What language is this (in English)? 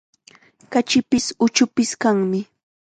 Chiquián Ancash Quechua